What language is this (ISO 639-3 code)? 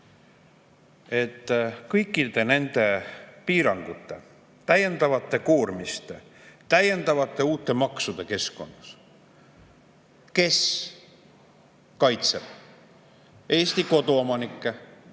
est